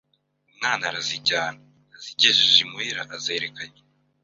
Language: Kinyarwanda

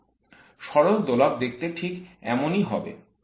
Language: Bangla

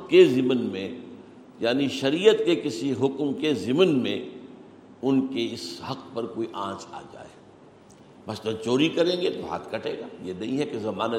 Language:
Urdu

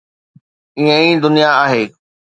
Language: Sindhi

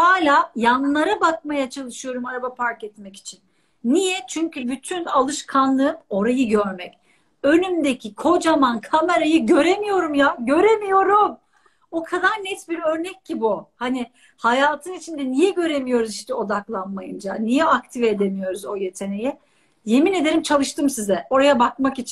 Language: Turkish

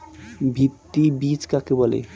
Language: Bangla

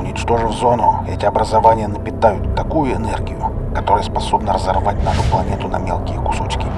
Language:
Russian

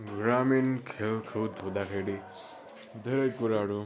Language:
Nepali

